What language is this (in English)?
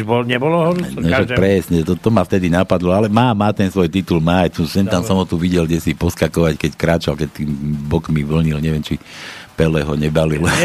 Slovak